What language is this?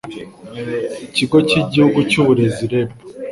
Kinyarwanda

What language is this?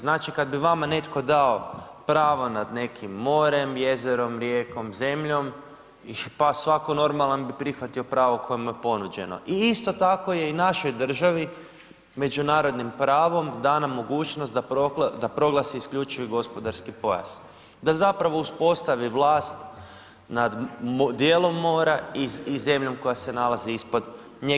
Croatian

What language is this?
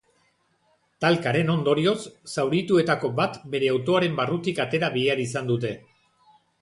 Basque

